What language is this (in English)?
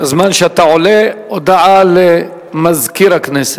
Hebrew